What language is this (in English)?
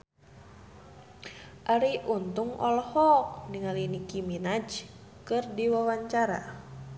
Sundanese